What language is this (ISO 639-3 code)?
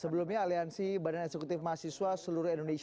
ind